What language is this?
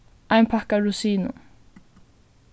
Faroese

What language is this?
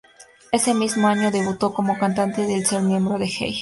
Spanish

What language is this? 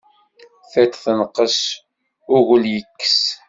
Kabyle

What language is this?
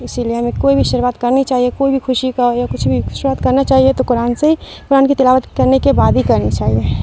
Urdu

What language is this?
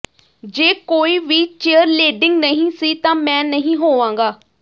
Punjabi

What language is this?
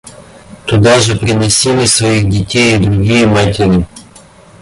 Russian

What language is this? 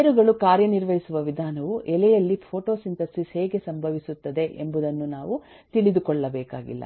Kannada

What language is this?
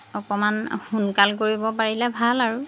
Assamese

